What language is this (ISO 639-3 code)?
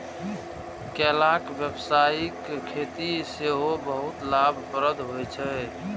mai